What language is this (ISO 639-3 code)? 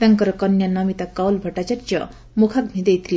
ori